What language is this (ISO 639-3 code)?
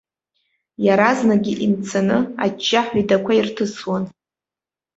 abk